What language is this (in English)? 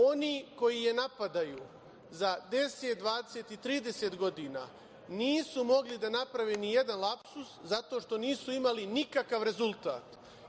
Serbian